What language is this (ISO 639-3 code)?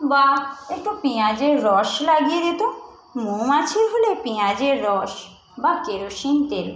ben